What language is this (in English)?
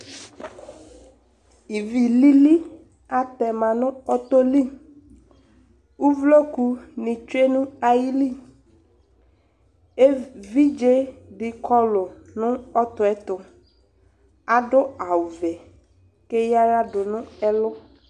Ikposo